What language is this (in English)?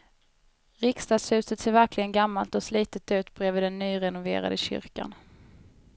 Swedish